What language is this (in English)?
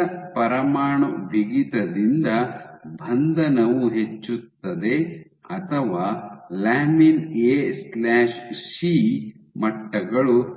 Kannada